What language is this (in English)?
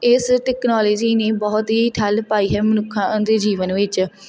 Punjabi